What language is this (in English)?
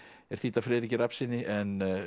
Icelandic